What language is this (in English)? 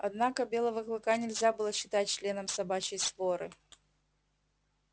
Russian